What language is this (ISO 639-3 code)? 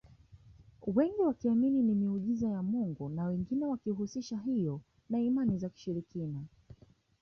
swa